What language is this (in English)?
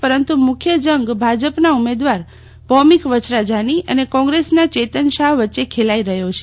Gujarati